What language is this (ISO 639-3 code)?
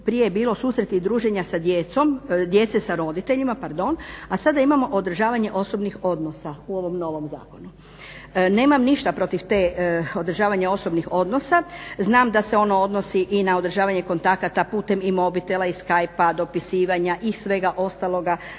hrv